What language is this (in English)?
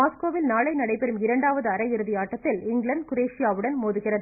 Tamil